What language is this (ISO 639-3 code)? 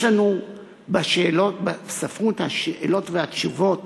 heb